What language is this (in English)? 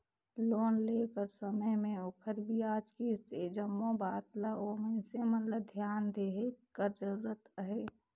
Chhattisgarhi